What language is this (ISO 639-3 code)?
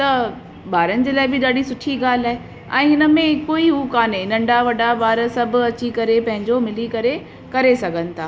snd